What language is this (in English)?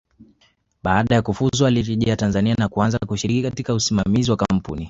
Swahili